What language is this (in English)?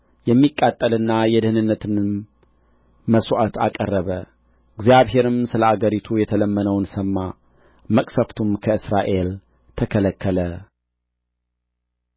Amharic